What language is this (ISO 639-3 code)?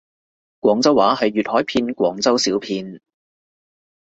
yue